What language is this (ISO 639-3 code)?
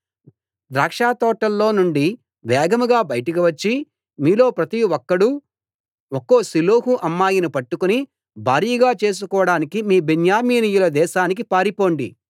tel